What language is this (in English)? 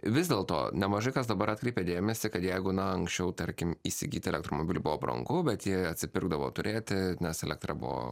Lithuanian